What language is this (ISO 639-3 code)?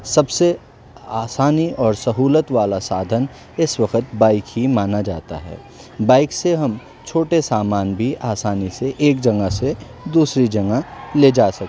urd